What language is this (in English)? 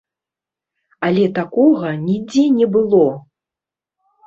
Belarusian